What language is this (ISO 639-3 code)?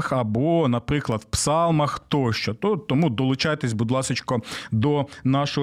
ukr